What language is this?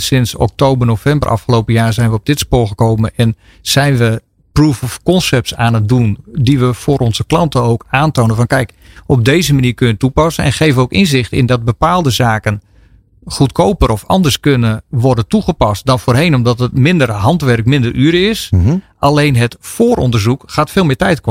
Dutch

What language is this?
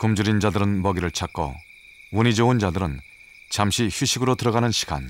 Korean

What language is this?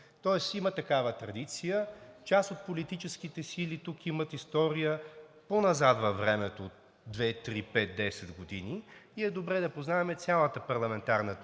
Bulgarian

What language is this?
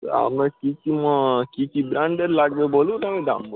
Bangla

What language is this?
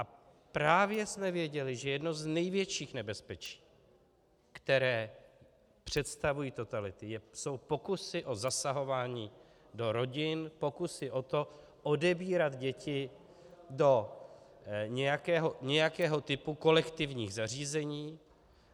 Czech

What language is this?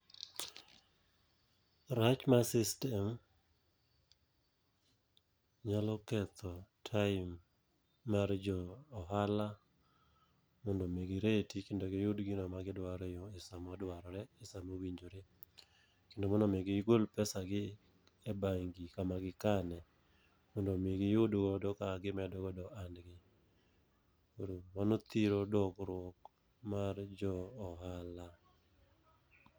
Luo (Kenya and Tanzania)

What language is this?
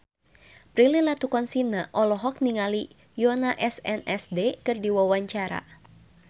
Sundanese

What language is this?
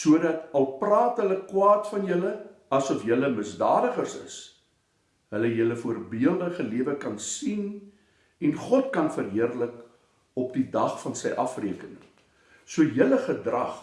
Dutch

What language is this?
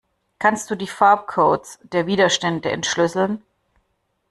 German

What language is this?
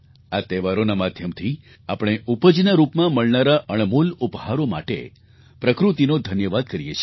Gujarati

